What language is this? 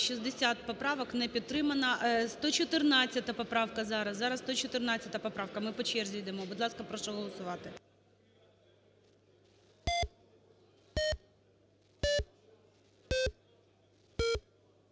Ukrainian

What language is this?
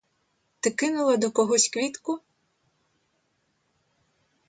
Ukrainian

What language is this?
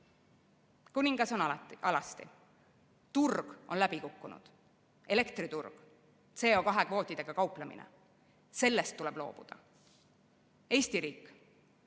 Estonian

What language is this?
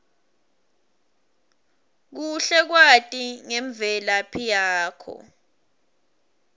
Swati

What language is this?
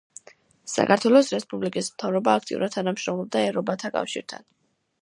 Georgian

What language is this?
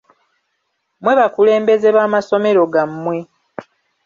Ganda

